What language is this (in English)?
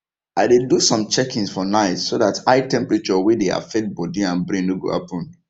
Nigerian Pidgin